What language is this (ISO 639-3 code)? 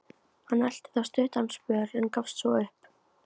isl